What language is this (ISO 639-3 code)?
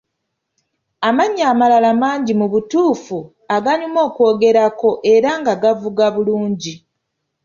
lug